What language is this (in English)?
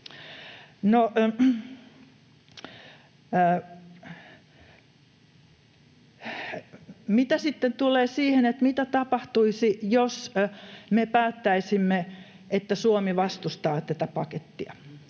Finnish